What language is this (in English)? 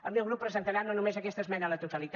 Catalan